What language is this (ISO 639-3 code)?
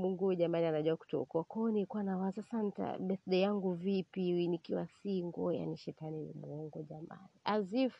swa